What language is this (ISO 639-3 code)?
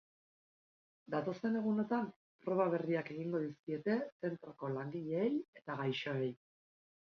eus